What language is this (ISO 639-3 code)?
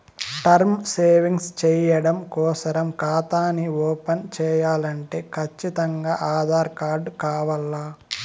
tel